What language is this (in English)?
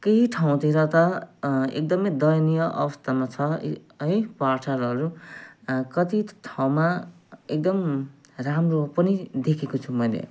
Nepali